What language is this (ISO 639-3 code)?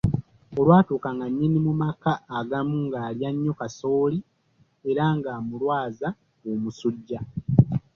lug